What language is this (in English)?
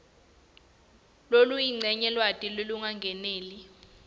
Swati